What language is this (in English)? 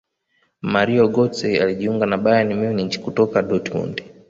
Swahili